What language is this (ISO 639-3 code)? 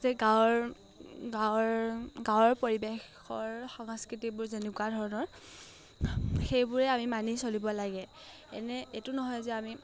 asm